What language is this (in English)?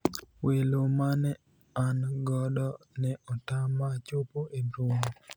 Luo (Kenya and Tanzania)